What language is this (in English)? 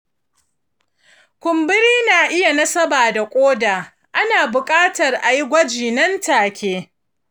Hausa